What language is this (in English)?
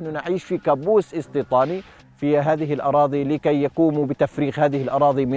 Arabic